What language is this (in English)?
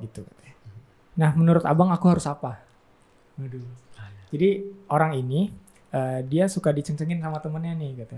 Indonesian